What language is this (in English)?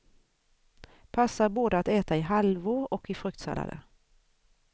Swedish